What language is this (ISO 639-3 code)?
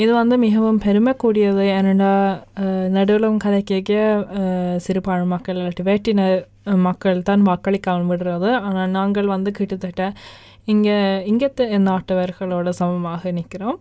tam